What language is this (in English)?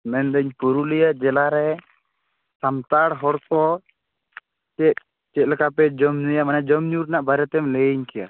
Santali